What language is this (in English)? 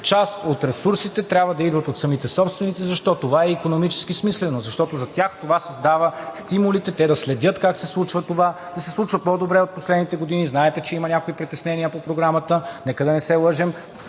Bulgarian